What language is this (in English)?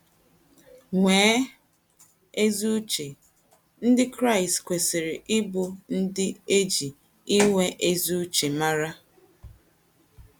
Igbo